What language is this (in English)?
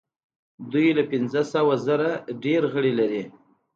Pashto